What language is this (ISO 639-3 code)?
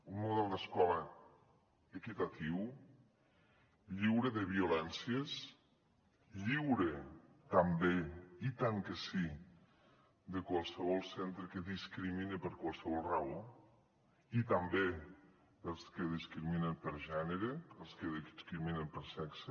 cat